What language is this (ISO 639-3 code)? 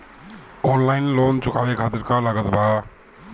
bho